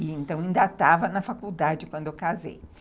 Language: Portuguese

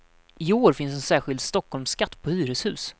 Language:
Swedish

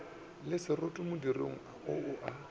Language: Northern Sotho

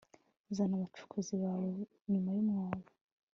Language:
Kinyarwanda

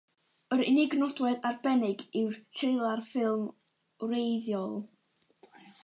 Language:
Welsh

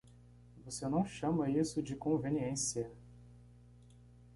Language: Portuguese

